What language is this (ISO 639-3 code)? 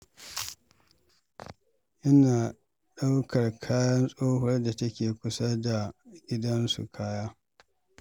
hau